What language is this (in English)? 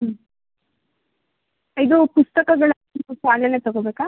Kannada